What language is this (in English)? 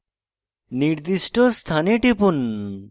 Bangla